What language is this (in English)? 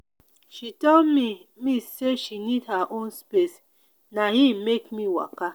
Nigerian Pidgin